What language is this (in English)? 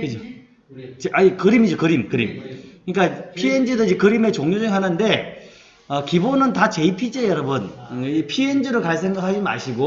Korean